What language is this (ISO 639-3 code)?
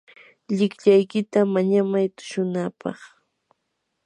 qur